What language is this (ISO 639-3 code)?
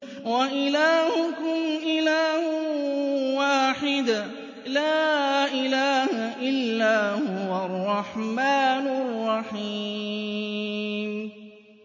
ara